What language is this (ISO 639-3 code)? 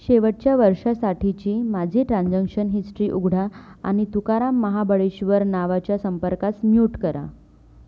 mar